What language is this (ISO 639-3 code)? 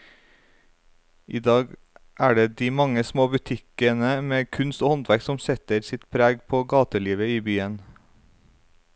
nor